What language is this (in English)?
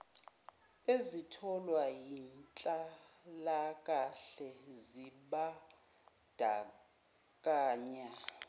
Zulu